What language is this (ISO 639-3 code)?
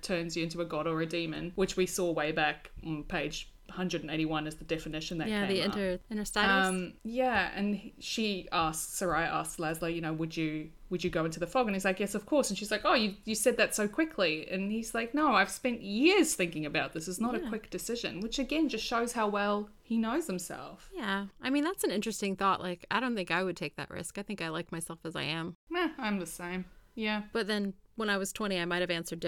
eng